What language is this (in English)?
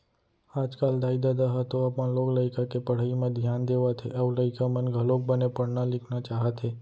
Chhattisgarhi